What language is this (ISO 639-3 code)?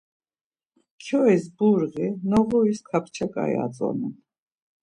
lzz